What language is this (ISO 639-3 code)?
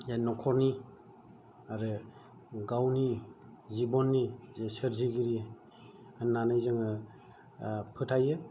brx